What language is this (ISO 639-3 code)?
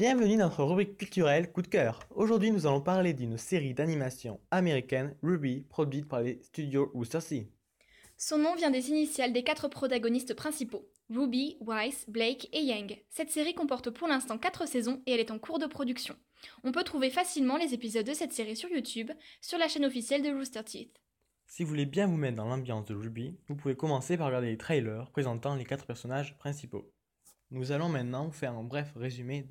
fra